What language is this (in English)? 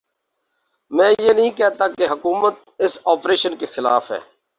Urdu